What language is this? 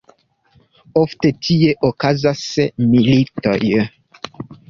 Esperanto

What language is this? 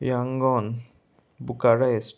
Konkani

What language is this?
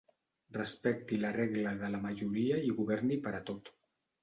Catalan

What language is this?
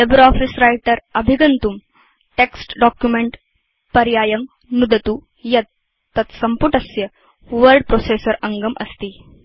Sanskrit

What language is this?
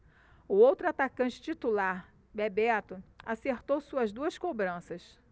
Portuguese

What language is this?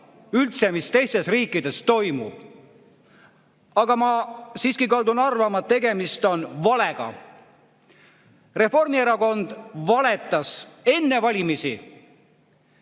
Estonian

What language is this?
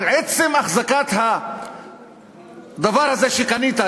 Hebrew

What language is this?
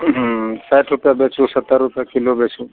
Maithili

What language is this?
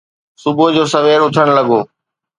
Sindhi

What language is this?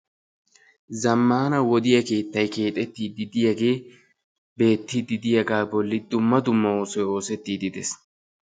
Wolaytta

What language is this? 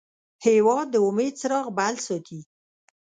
Pashto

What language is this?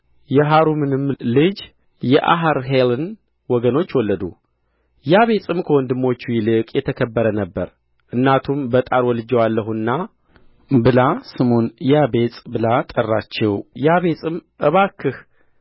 Amharic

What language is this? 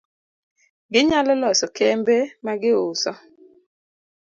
Luo (Kenya and Tanzania)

